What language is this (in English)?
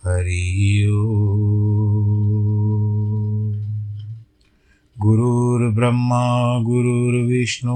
Hindi